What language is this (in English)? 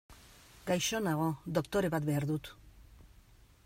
Basque